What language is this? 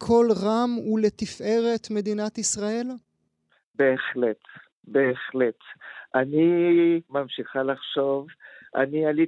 Hebrew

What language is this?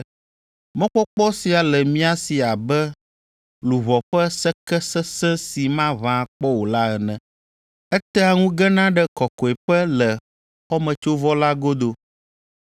Ewe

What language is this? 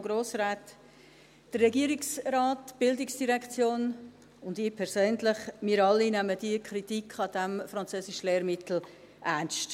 Swiss German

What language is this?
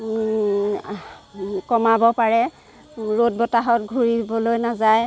Assamese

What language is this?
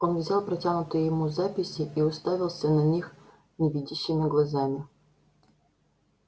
Russian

